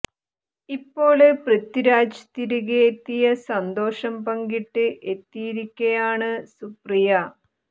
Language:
Malayalam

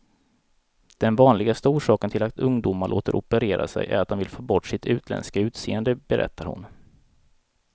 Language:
Swedish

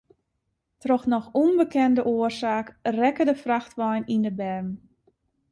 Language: Western Frisian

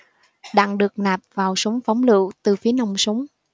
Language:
Vietnamese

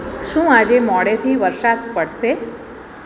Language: Gujarati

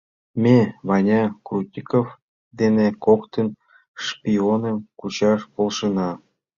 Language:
Mari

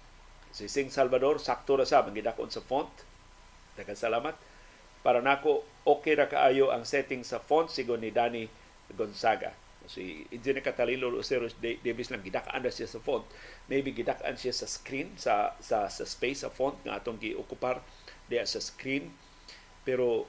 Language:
Filipino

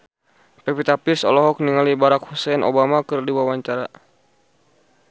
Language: Sundanese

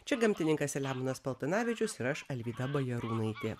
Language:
Lithuanian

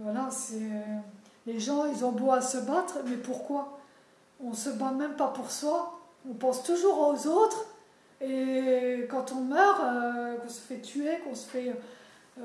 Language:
French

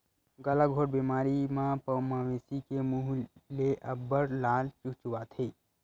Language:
Chhattisgarhi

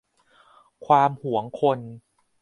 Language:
Thai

